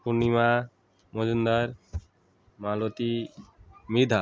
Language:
Bangla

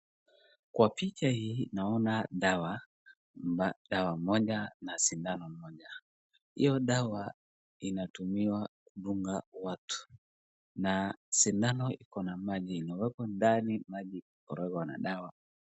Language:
Swahili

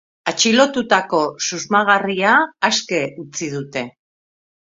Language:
Basque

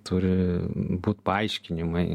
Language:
Lithuanian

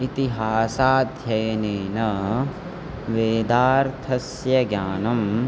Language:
Sanskrit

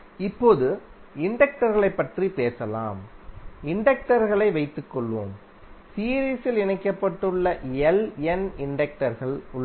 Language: Tamil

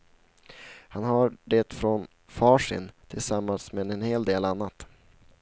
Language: Swedish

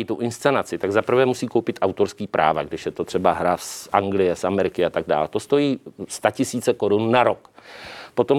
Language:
Czech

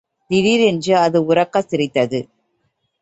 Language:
Tamil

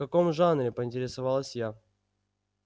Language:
Russian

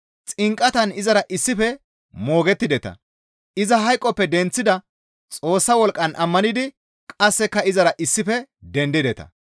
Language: Gamo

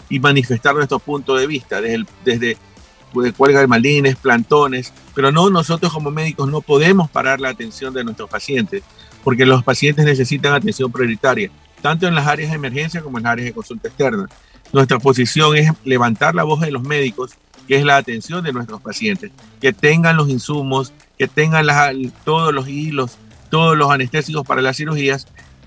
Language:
Spanish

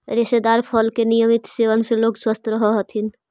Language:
Magahi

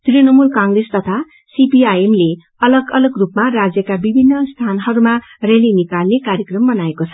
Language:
Nepali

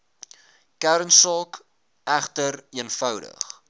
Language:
Afrikaans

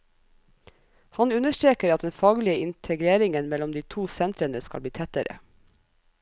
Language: Norwegian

